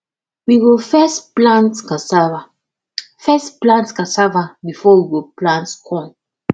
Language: Nigerian Pidgin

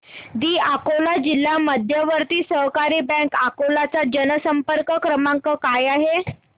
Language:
Marathi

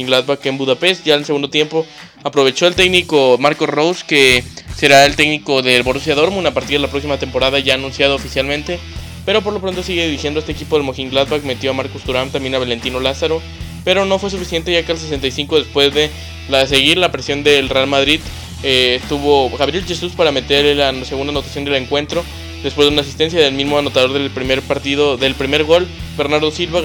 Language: Spanish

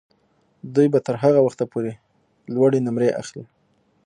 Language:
Pashto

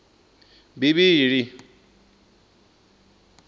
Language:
Venda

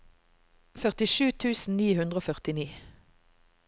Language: Norwegian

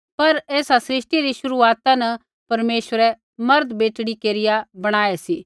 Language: Kullu Pahari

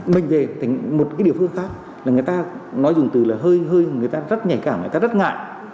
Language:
Vietnamese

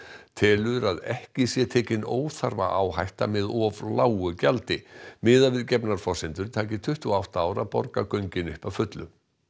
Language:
Icelandic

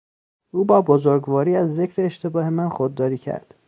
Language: Persian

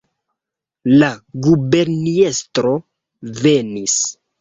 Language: Esperanto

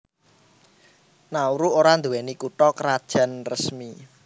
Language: Javanese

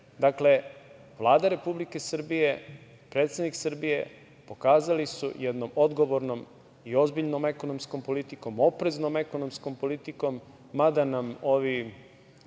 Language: Serbian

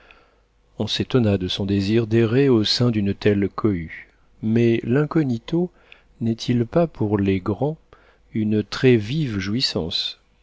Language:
French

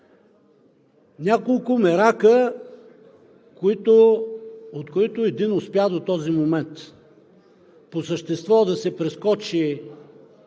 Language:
Bulgarian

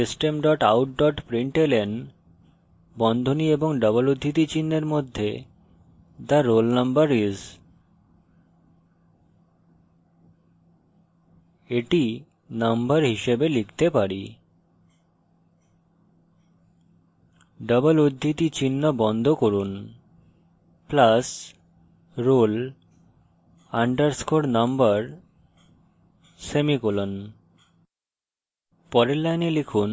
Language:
Bangla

